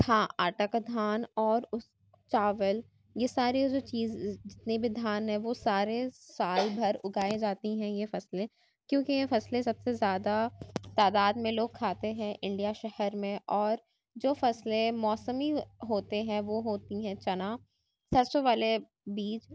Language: Urdu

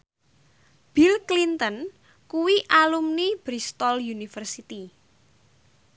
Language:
Javanese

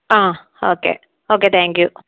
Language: Malayalam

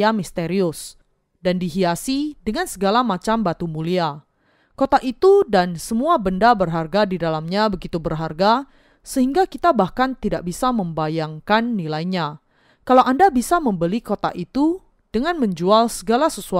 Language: Indonesian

